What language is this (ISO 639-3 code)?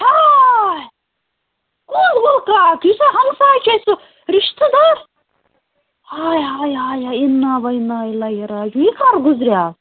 kas